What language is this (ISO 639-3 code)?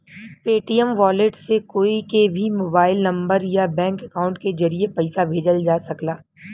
bho